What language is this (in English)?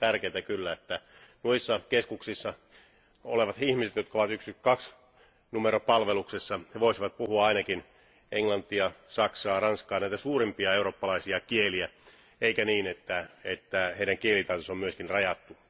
Finnish